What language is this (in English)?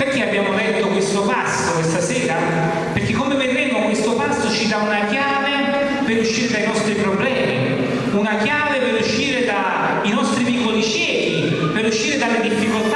Italian